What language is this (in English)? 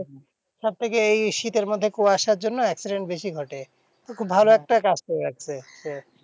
Bangla